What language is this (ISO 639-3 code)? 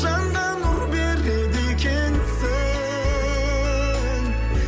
kaz